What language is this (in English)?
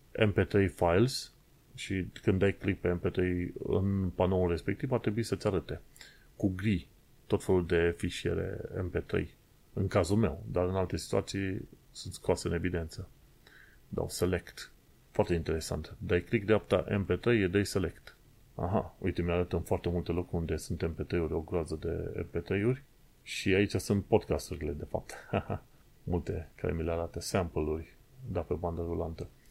Romanian